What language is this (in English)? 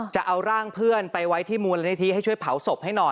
Thai